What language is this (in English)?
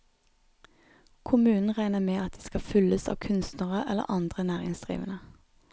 Norwegian